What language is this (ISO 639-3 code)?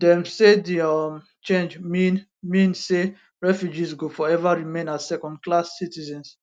pcm